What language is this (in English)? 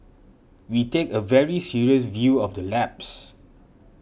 English